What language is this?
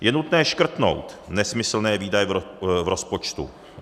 Czech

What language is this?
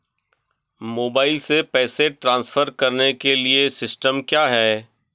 Hindi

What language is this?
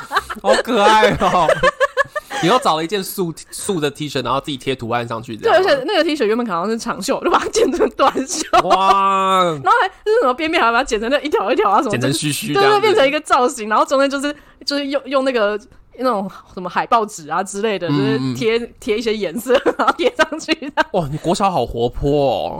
Chinese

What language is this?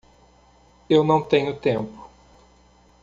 Portuguese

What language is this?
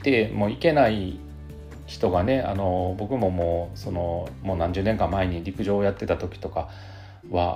Japanese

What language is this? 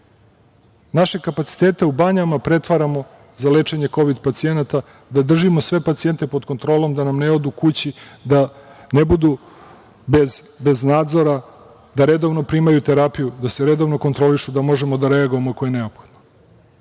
Serbian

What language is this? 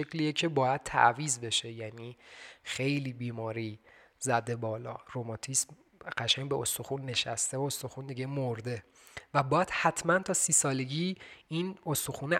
Persian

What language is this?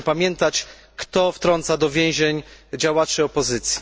Polish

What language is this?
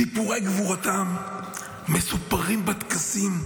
Hebrew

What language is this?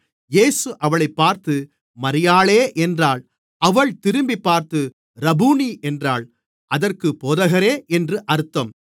Tamil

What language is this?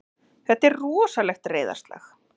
Icelandic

